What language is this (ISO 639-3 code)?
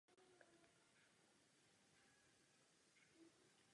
ces